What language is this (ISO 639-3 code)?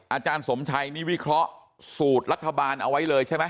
tha